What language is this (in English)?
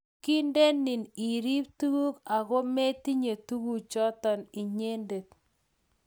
Kalenjin